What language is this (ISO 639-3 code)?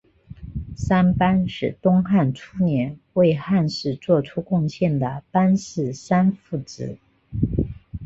zho